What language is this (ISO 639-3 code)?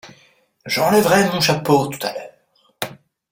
fra